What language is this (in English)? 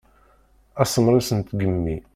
Kabyle